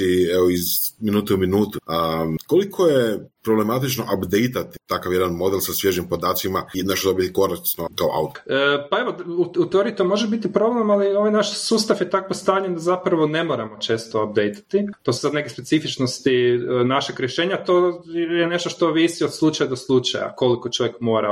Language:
Croatian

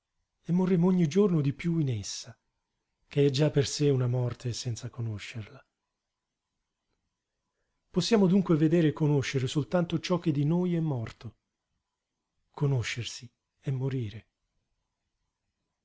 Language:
Italian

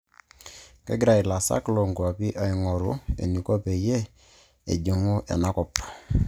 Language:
Masai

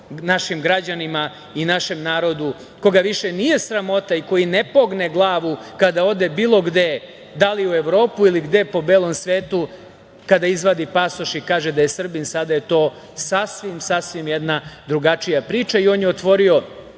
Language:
Serbian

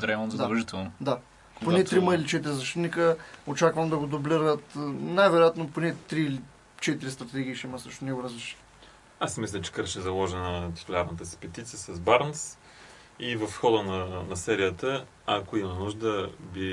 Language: Bulgarian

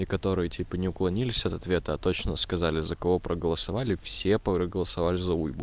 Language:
Russian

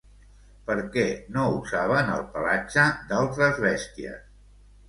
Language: Catalan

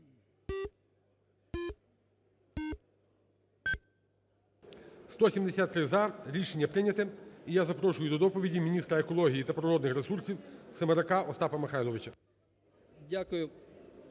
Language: Ukrainian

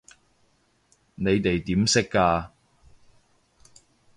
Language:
Cantonese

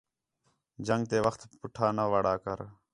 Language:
Khetrani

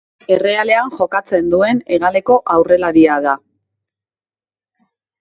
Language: Basque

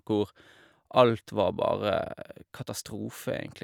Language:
Norwegian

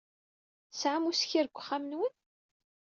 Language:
Kabyle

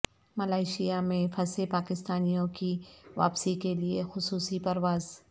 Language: Urdu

